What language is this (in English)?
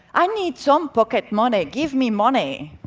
English